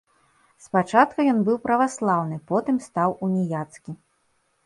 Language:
Belarusian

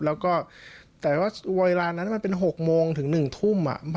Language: Thai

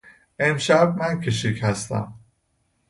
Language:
Persian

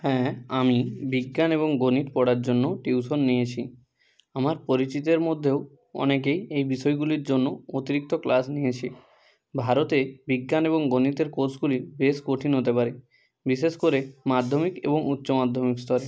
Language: Bangla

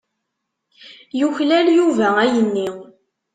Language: Kabyle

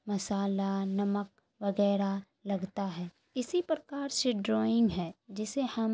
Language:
Urdu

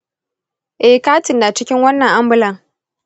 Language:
Hausa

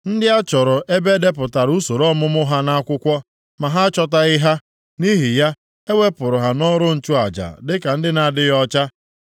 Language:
Igbo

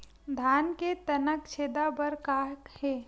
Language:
Chhattisgarhi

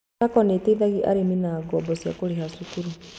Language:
Kikuyu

